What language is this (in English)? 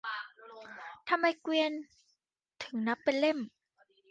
Thai